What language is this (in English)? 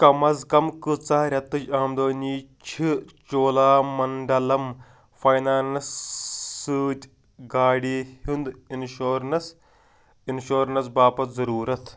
Kashmiri